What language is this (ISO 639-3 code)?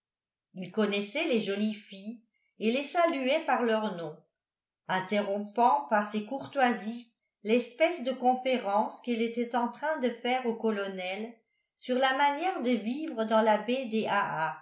fra